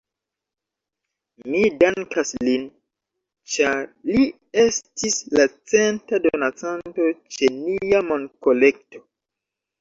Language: Esperanto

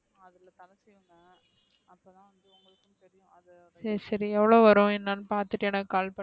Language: Tamil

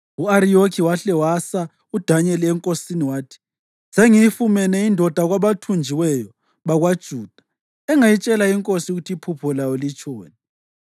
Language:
North Ndebele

